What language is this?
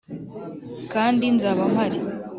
Kinyarwanda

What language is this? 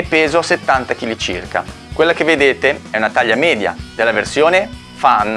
Italian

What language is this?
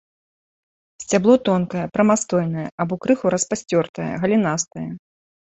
Belarusian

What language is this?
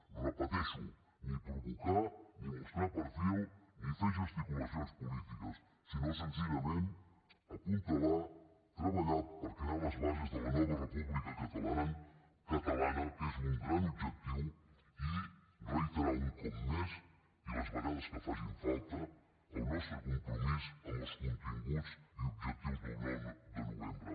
Catalan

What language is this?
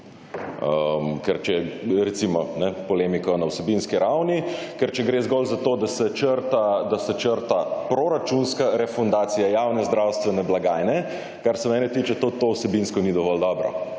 Slovenian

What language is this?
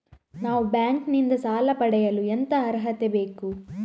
Kannada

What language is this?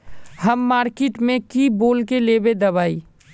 Magahi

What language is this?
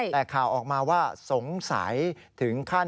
Thai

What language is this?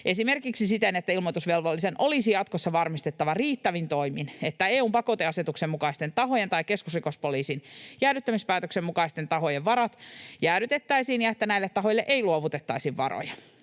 Finnish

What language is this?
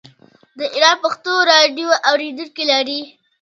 Pashto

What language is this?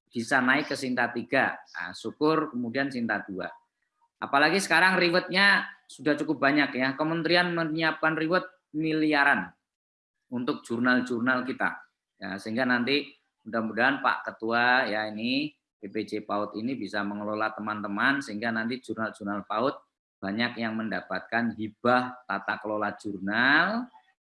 Indonesian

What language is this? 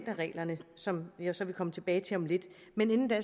Danish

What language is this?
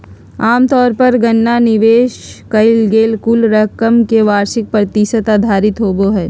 Magahi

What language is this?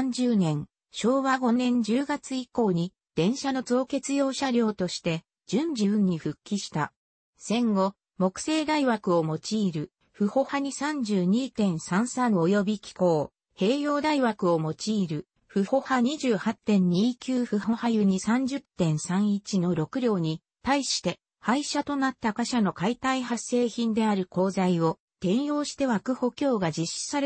Japanese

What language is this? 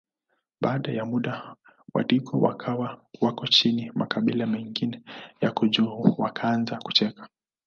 Swahili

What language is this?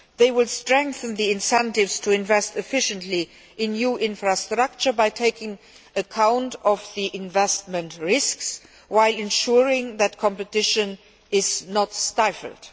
English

